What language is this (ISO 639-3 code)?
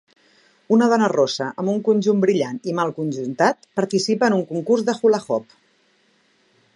cat